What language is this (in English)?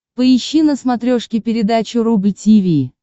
Russian